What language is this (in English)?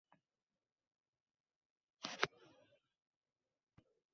Uzbek